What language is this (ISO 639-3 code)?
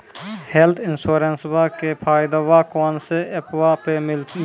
mai